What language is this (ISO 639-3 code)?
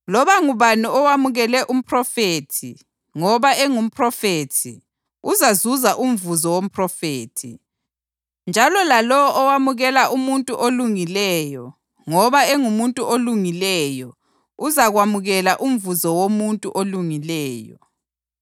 nde